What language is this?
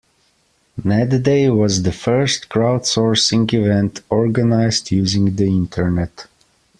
English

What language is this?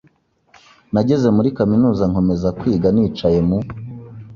Kinyarwanda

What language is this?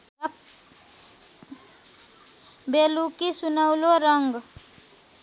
Nepali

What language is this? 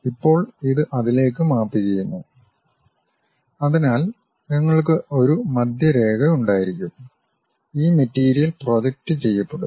Malayalam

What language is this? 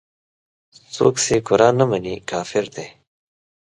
Pashto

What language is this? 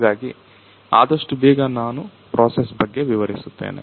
Kannada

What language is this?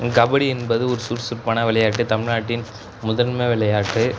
Tamil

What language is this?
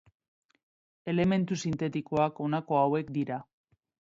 Basque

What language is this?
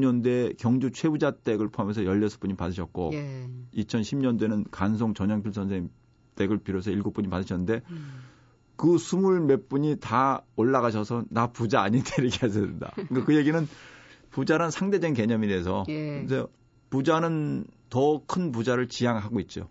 Korean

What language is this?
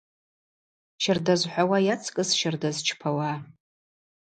Abaza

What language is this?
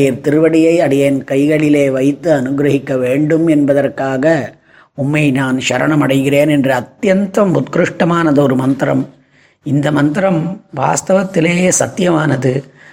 Tamil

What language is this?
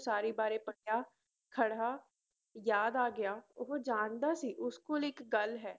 Punjabi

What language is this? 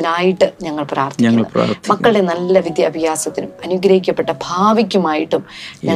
Malayalam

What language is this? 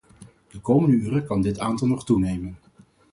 Dutch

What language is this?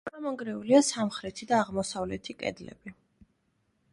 Georgian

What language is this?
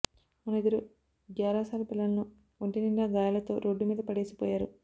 Telugu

